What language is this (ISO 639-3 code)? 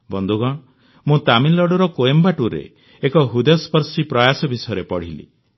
ori